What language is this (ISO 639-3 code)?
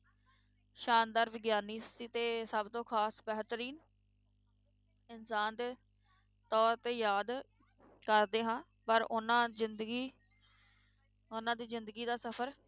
pan